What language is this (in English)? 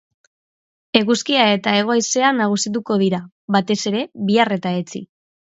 Basque